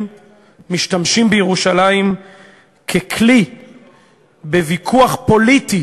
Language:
Hebrew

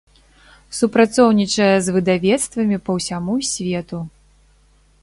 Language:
Belarusian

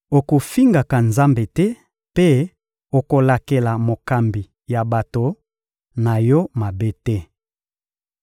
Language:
Lingala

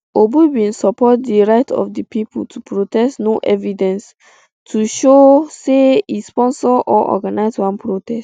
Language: Nigerian Pidgin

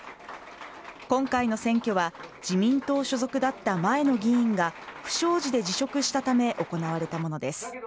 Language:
Japanese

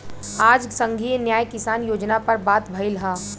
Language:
Bhojpuri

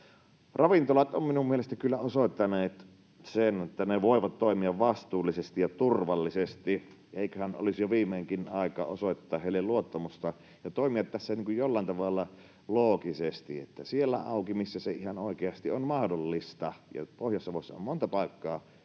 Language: Finnish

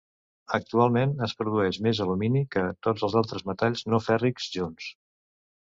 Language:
Catalan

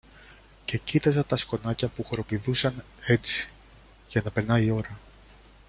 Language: Greek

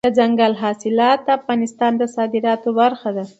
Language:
Pashto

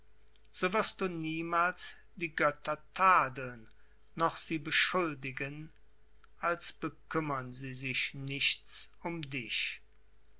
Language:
German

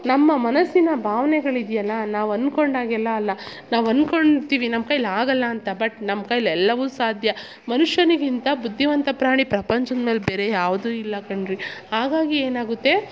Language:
Kannada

